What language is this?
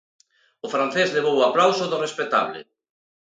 Galician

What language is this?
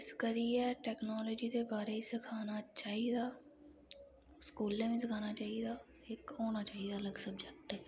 Dogri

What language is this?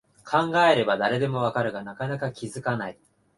Japanese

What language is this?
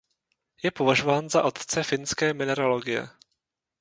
Czech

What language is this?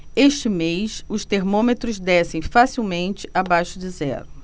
Portuguese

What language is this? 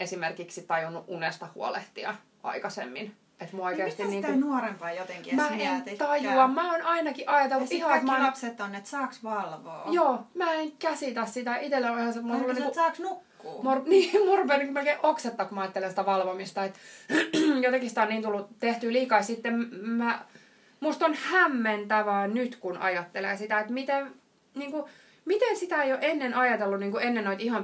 Finnish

